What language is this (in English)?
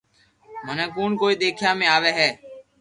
Loarki